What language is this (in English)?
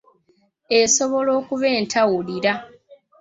Ganda